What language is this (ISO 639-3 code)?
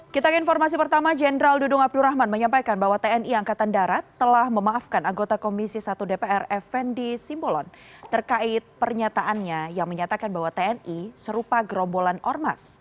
ind